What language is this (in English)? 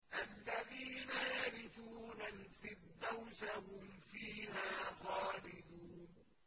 Arabic